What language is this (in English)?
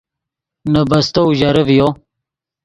Yidgha